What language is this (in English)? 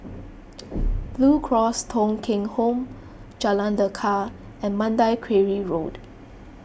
English